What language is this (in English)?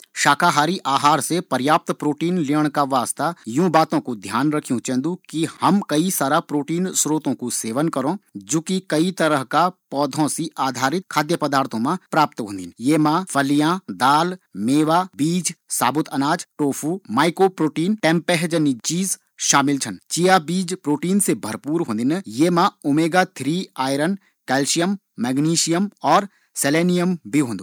Garhwali